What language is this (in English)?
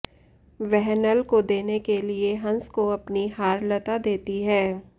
Sanskrit